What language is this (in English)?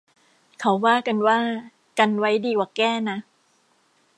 Thai